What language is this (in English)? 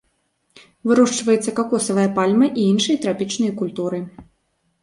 Belarusian